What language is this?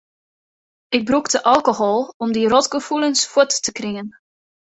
Western Frisian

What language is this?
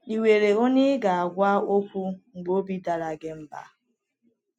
Igbo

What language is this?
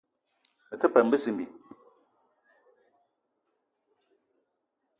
Eton (Cameroon)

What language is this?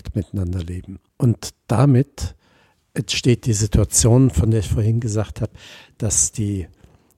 German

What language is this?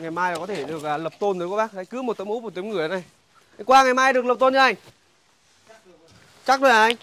Vietnamese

